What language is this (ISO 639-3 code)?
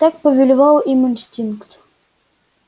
rus